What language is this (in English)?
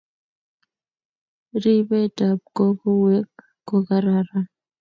Kalenjin